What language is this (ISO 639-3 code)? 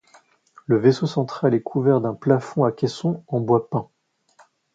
fra